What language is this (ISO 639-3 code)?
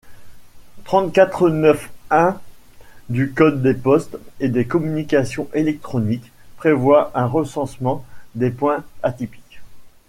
fra